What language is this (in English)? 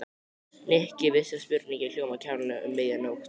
Icelandic